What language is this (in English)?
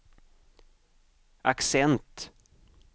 Swedish